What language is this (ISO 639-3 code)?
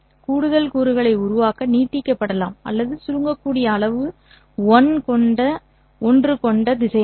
tam